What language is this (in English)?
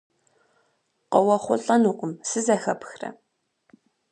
Kabardian